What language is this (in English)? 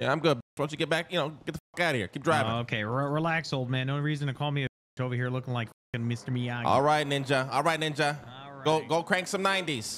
English